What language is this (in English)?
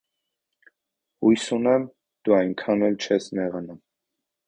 Armenian